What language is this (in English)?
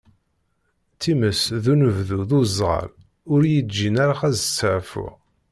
Kabyle